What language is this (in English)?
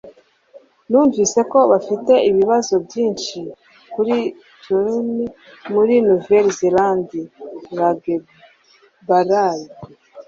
Kinyarwanda